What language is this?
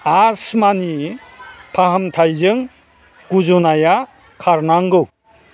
Bodo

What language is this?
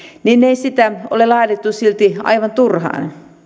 Finnish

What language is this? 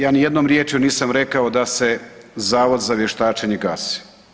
Croatian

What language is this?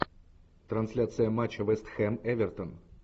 Russian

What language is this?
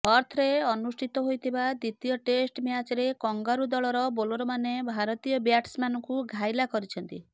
Odia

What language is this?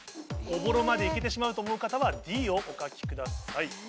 Japanese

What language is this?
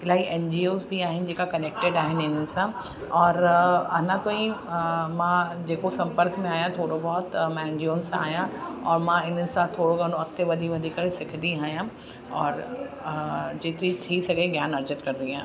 Sindhi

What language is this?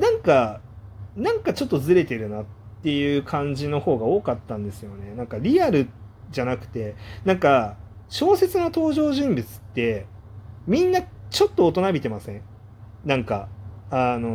Japanese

